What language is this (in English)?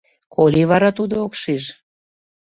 Mari